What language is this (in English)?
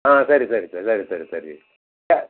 Kannada